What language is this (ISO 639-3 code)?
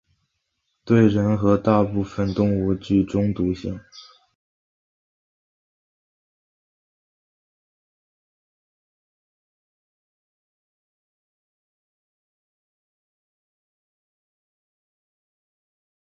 zho